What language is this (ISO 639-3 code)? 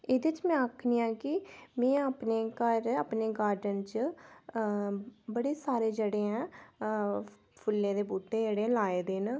doi